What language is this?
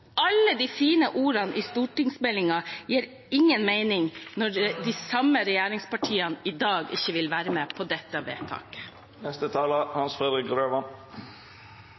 Norwegian Bokmål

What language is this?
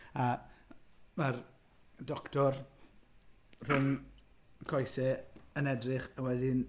Welsh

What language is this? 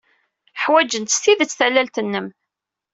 Kabyle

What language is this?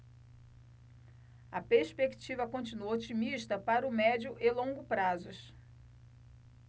Portuguese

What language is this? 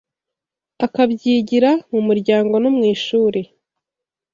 Kinyarwanda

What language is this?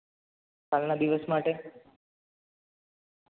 Gujarati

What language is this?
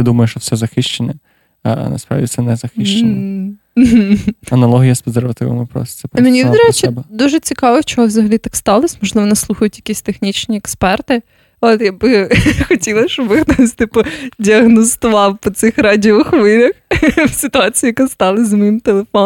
Ukrainian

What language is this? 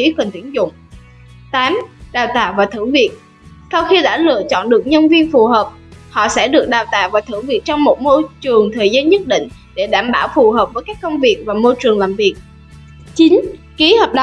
Vietnamese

